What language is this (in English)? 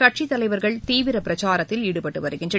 Tamil